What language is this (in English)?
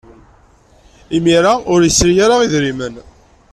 Kabyle